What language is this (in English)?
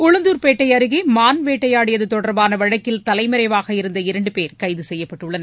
Tamil